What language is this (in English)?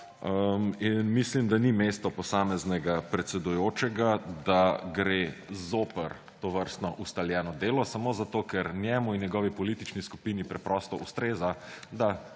Slovenian